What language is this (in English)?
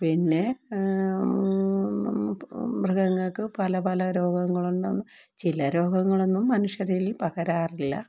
Malayalam